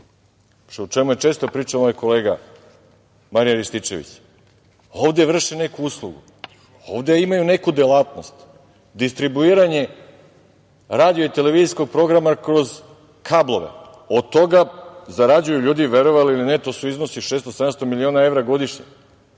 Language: Serbian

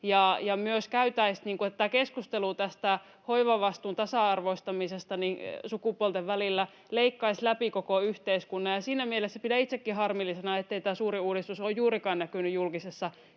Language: Finnish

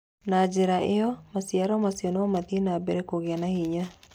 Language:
Kikuyu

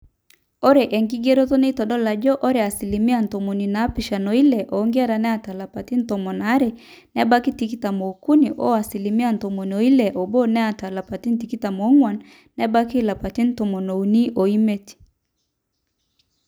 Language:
Masai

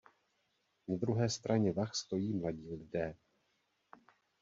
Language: Czech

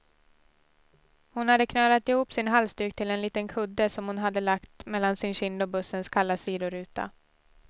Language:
Swedish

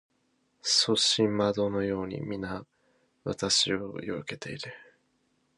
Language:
Japanese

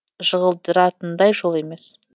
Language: Kazakh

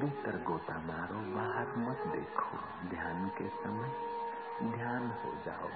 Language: Hindi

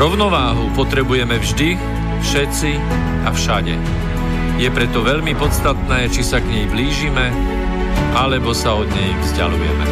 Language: Slovak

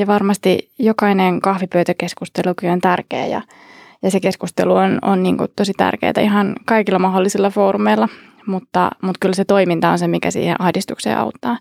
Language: Finnish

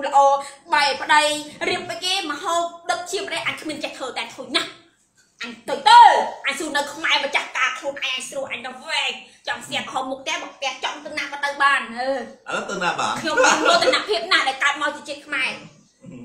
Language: Vietnamese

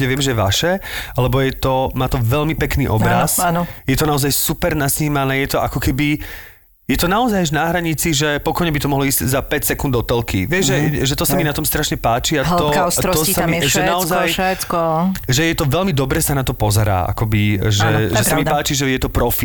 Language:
Slovak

